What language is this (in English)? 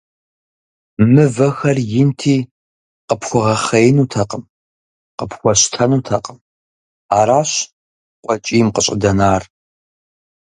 Kabardian